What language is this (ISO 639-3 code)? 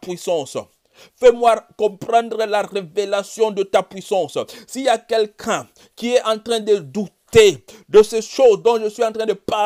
fra